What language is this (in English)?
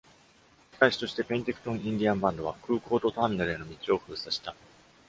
Japanese